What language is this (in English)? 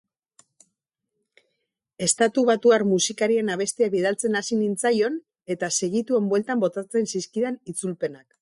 Basque